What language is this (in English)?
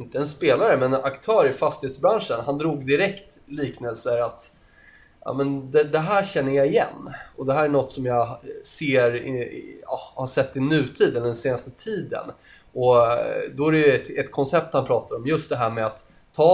Swedish